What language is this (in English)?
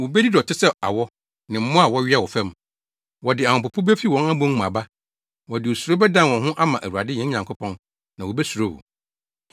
Akan